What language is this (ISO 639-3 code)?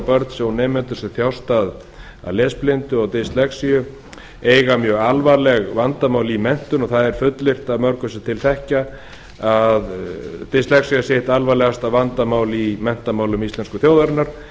isl